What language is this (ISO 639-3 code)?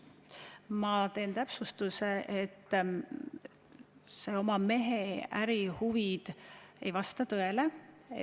est